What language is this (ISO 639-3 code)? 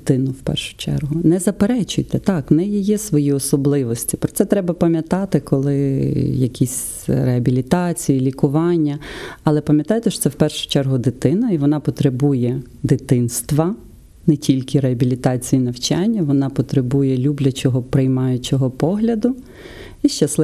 ukr